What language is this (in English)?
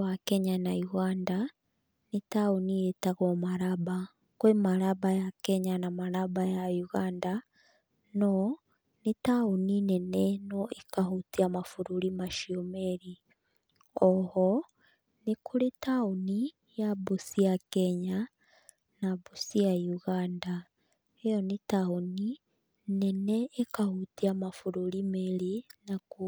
Kikuyu